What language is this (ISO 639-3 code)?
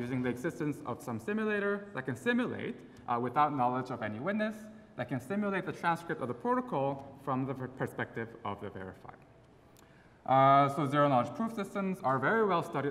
eng